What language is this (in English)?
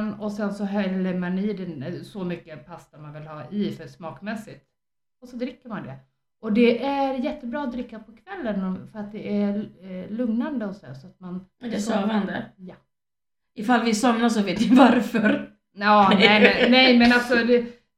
Swedish